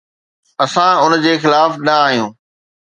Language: Sindhi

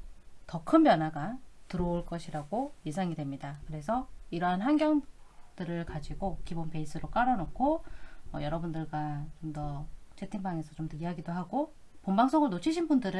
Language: Korean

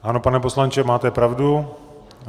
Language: Czech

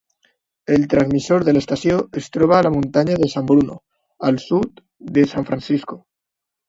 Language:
Catalan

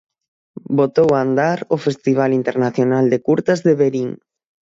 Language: Galician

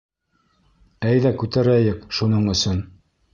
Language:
Bashkir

